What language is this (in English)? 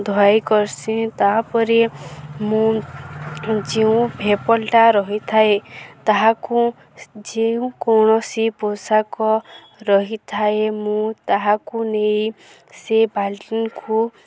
Odia